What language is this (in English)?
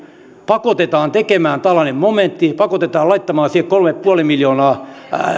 Finnish